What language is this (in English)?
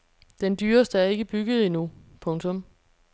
Danish